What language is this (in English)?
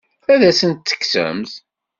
Kabyle